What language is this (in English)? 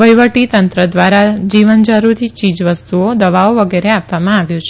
Gujarati